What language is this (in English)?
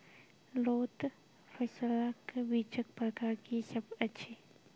Maithili